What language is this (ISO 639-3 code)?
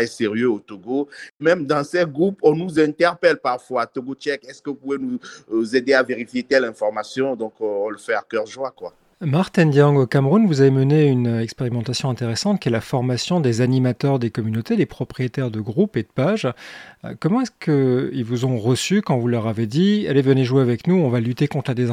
fra